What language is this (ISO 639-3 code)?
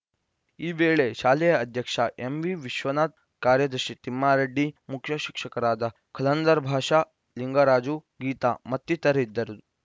kan